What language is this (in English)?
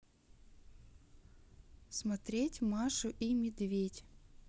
Russian